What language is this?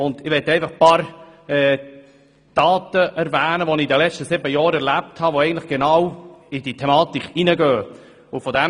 Swiss German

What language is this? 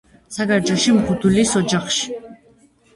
Georgian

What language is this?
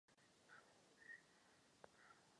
Czech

